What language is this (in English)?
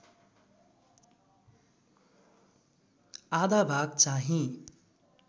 Nepali